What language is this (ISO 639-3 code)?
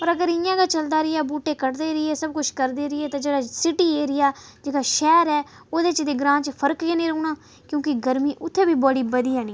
doi